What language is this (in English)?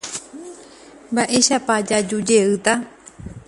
Guarani